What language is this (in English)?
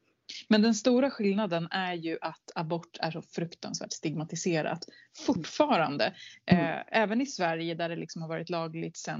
Swedish